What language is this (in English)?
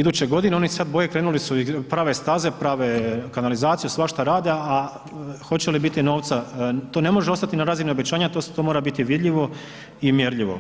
Croatian